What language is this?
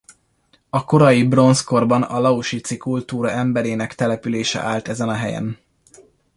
Hungarian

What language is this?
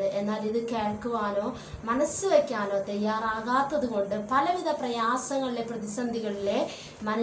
Romanian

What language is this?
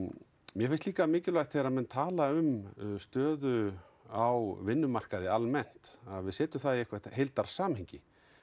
Icelandic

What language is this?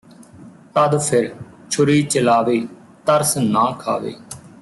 Punjabi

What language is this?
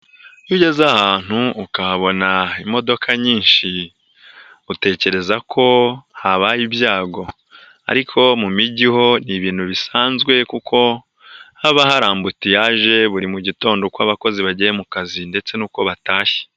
Kinyarwanda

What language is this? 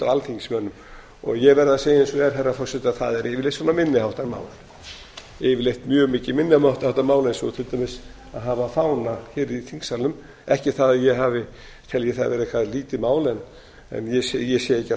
Icelandic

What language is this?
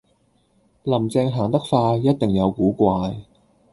Cantonese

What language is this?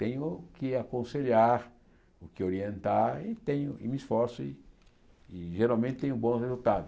Portuguese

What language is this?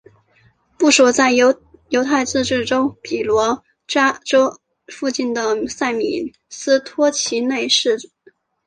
Chinese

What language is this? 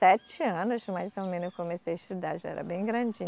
Portuguese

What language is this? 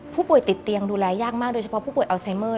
Thai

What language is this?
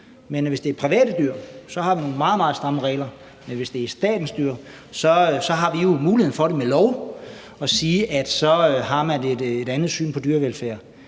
Danish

